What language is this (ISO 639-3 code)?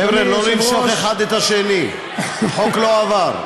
heb